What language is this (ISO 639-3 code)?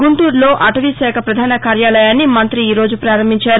tel